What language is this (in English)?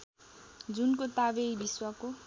Nepali